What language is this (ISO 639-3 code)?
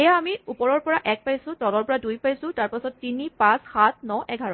asm